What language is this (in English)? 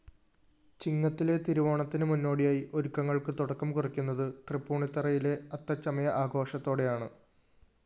Malayalam